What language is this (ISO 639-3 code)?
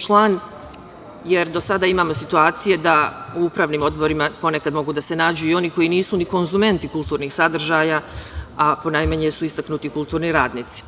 srp